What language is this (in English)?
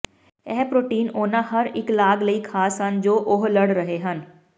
Punjabi